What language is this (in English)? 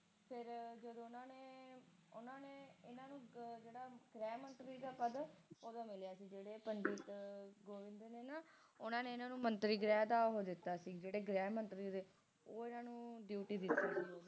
Punjabi